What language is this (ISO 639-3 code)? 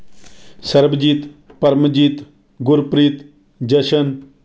pan